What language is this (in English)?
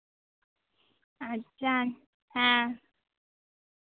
Santali